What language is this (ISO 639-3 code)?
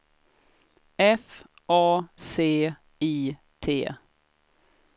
swe